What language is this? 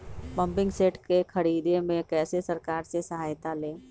Magahi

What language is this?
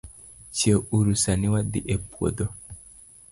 Luo (Kenya and Tanzania)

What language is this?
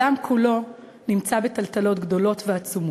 Hebrew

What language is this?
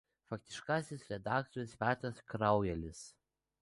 Lithuanian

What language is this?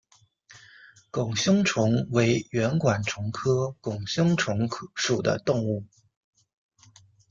Chinese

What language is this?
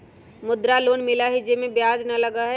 Magahi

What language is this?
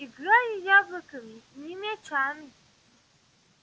Russian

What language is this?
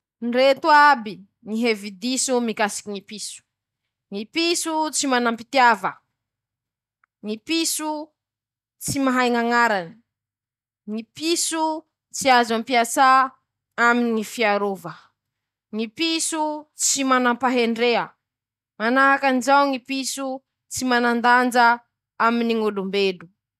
Masikoro Malagasy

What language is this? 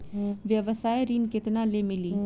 Bhojpuri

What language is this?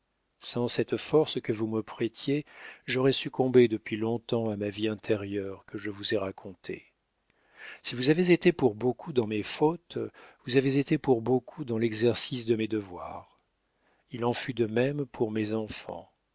French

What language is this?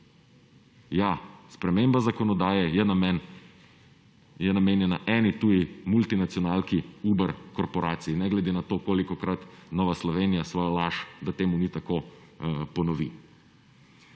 Slovenian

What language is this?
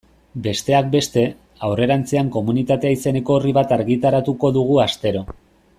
Basque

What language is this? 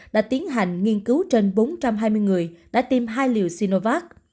Vietnamese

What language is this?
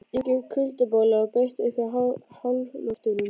Icelandic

